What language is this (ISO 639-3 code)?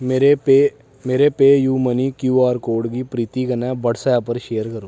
doi